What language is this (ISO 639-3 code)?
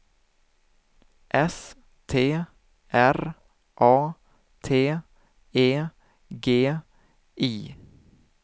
swe